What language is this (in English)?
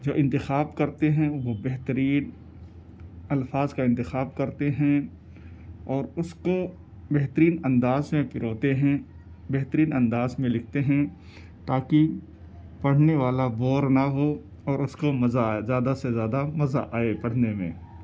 Urdu